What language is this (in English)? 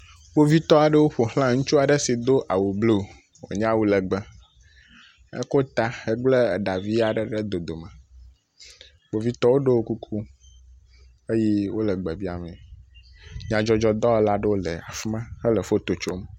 Ewe